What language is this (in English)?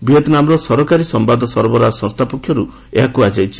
Odia